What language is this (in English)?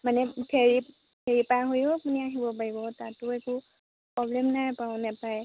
Assamese